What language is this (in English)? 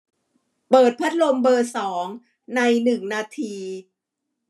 Thai